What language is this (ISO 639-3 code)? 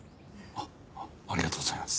jpn